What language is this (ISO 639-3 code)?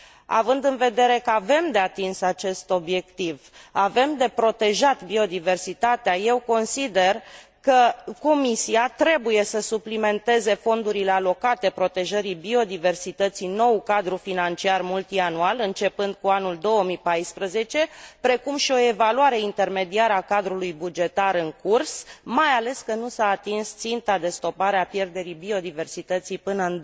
ron